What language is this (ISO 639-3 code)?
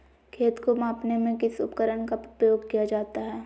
mag